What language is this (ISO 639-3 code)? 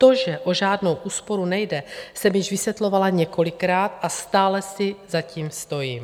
ces